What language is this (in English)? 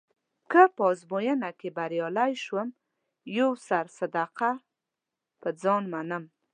Pashto